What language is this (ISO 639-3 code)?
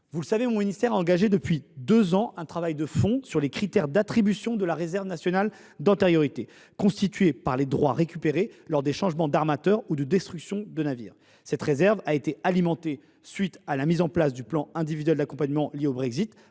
fra